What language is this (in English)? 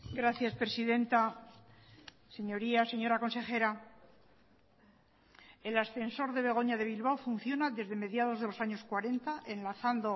Spanish